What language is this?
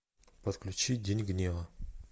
Russian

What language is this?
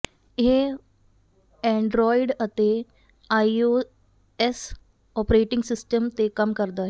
Punjabi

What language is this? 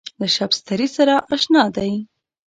Pashto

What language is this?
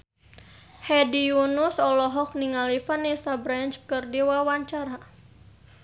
Sundanese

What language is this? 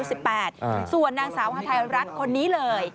Thai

